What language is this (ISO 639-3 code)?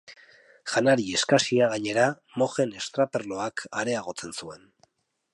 eus